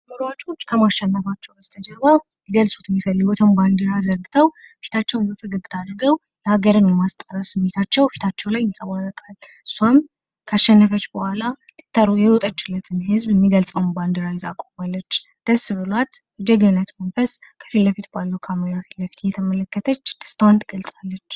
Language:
Amharic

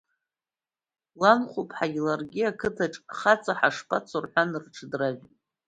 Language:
Abkhazian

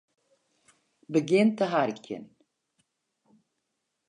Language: Western Frisian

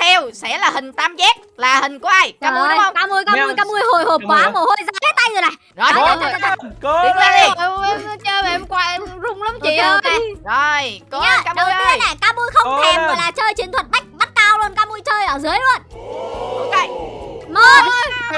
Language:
Vietnamese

